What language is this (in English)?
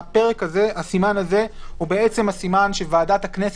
Hebrew